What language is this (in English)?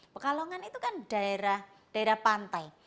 Indonesian